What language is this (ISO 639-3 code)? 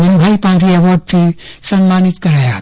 guj